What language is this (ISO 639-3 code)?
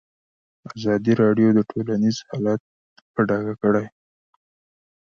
pus